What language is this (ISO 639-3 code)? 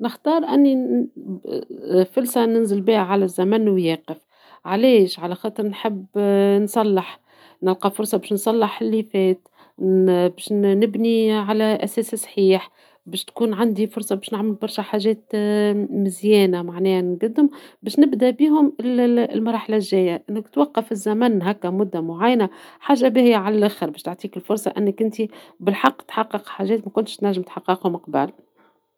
aeb